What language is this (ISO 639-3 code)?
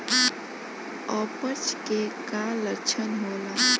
bho